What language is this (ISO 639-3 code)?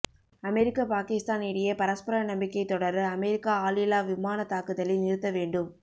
tam